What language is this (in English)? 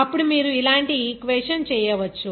Telugu